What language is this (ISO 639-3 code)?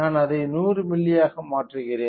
tam